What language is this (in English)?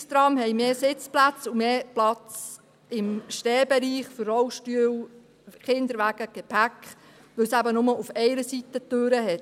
Swiss German